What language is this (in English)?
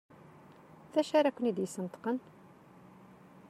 Kabyle